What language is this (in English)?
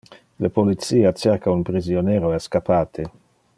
Interlingua